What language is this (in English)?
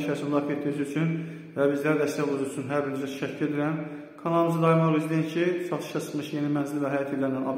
Turkish